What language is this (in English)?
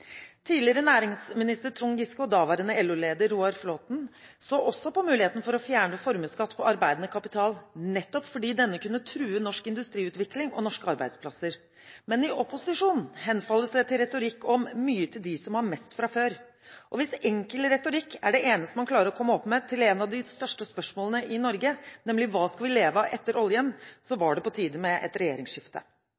Norwegian Bokmål